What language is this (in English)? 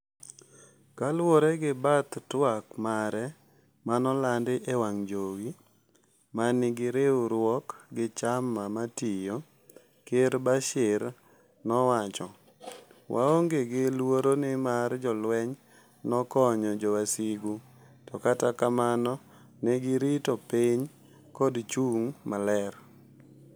Luo (Kenya and Tanzania)